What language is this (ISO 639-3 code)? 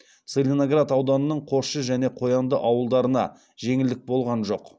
kaz